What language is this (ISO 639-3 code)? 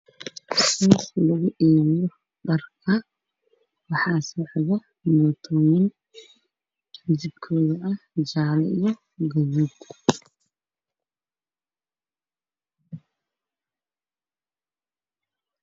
som